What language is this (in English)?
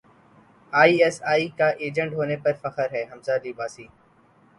Urdu